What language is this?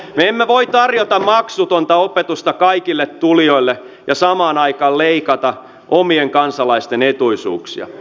Finnish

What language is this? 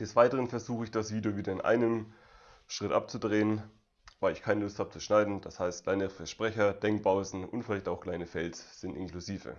German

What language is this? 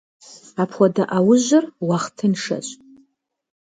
Kabardian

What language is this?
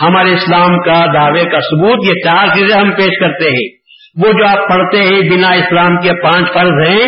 Urdu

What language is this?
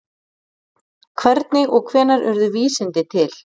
Icelandic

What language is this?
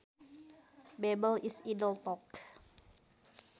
Sundanese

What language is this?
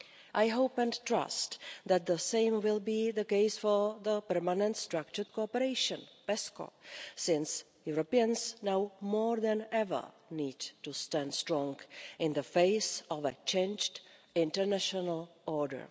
English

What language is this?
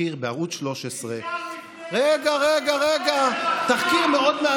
Hebrew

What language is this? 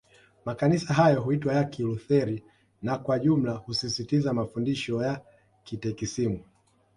Swahili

